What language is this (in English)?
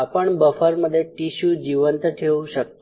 Marathi